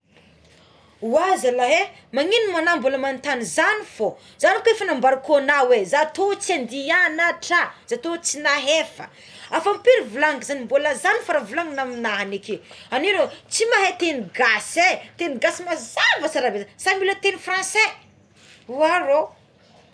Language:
Tsimihety Malagasy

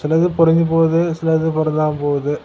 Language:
Tamil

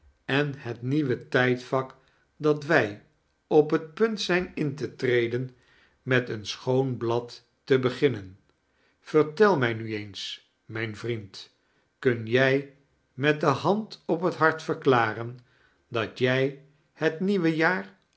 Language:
Dutch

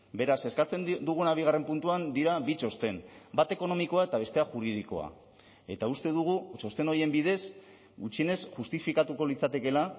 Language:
Basque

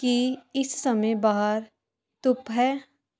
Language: Punjabi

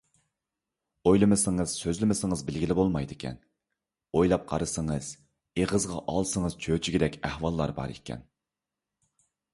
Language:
Uyghur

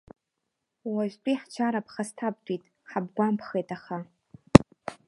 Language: Abkhazian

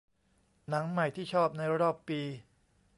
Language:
Thai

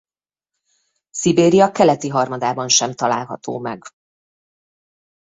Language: Hungarian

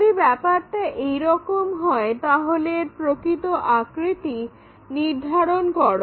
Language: Bangla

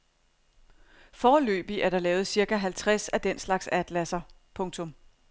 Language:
Danish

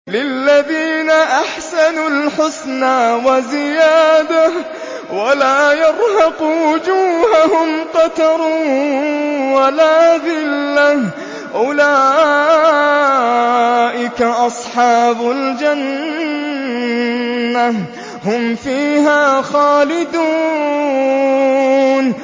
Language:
Arabic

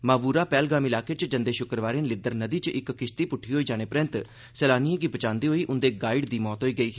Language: Dogri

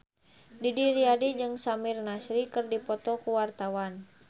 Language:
Sundanese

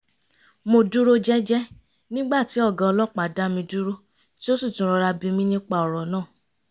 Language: Yoruba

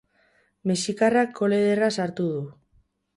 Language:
Basque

